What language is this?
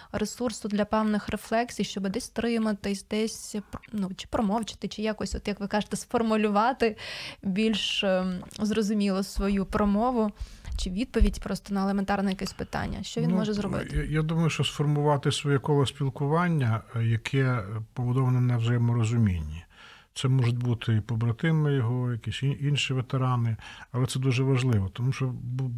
Ukrainian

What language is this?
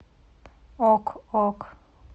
Russian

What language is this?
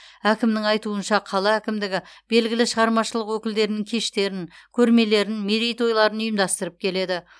Kazakh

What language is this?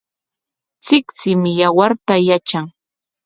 Corongo Ancash Quechua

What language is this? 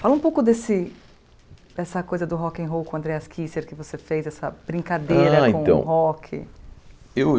Portuguese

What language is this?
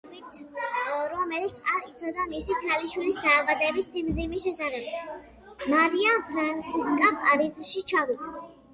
Georgian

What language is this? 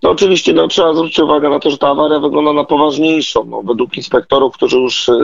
Polish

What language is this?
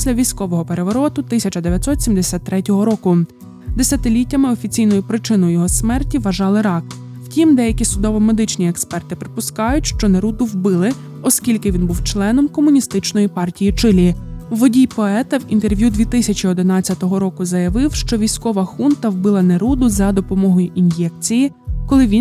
Ukrainian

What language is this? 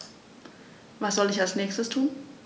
German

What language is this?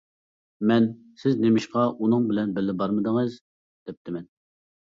Uyghur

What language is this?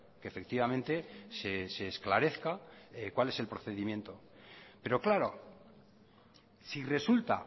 Spanish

